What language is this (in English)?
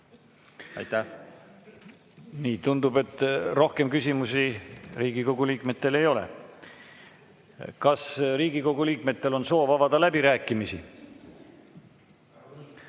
Estonian